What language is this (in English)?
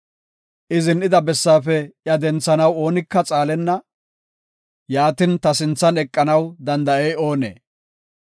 Gofa